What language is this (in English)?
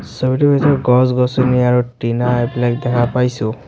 Assamese